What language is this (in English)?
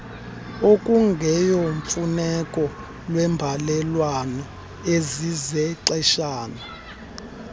Xhosa